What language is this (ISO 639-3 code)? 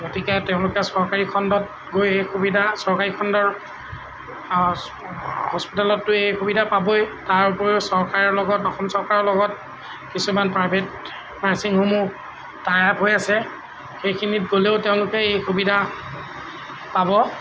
asm